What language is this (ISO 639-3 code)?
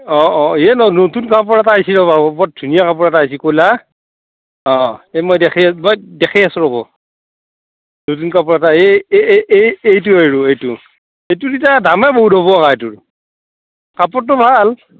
asm